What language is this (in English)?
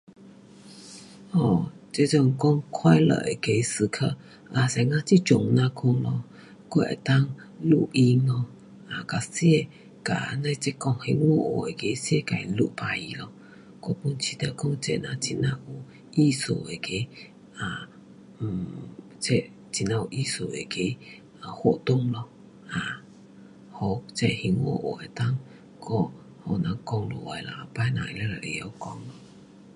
Pu-Xian Chinese